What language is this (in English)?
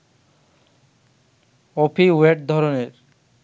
Bangla